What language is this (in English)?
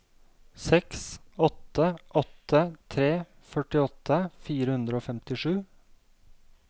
Norwegian